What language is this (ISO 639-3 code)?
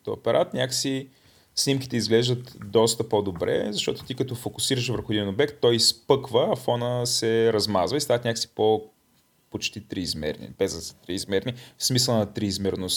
bul